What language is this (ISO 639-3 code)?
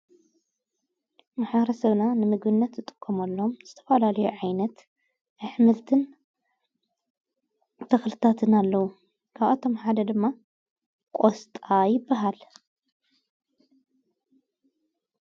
tir